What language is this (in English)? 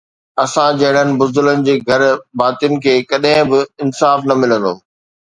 Sindhi